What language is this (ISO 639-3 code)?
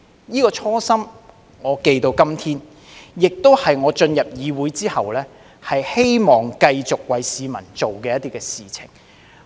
yue